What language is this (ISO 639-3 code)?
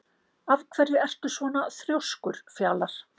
isl